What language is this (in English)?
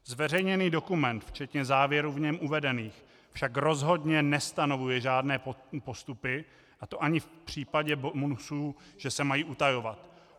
Czech